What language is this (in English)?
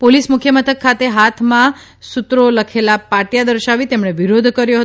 Gujarati